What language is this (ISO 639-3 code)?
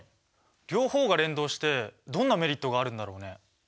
jpn